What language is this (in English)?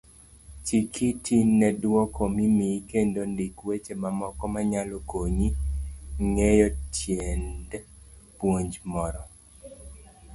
Luo (Kenya and Tanzania)